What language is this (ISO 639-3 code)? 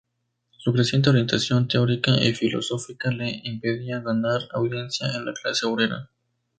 spa